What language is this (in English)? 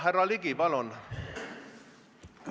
Estonian